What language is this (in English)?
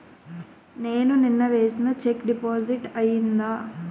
Telugu